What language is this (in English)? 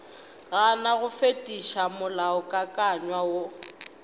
Northern Sotho